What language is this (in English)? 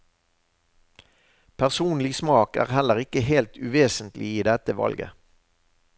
Norwegian